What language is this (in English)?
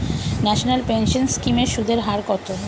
Bangla